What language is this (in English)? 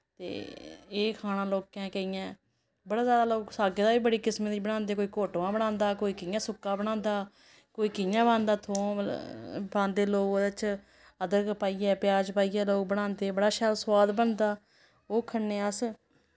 Dogri